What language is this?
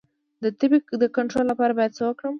Pashto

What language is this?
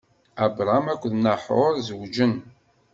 Kabyle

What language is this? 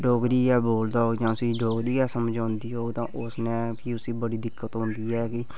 Dogri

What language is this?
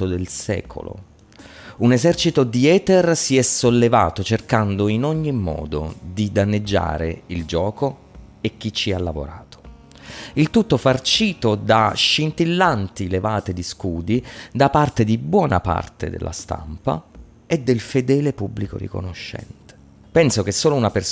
Italian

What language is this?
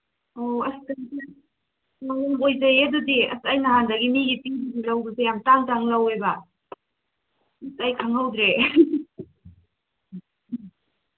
Manipuri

